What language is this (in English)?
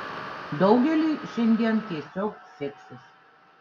Lithuanian